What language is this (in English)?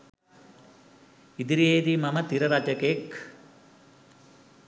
Sinhala